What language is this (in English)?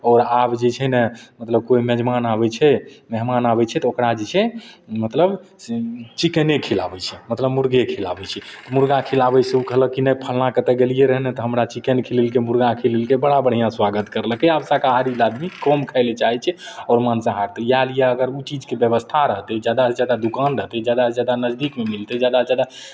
Maithili